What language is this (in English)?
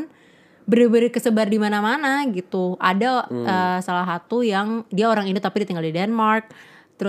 Indonesian